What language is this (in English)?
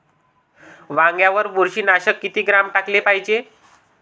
Marathi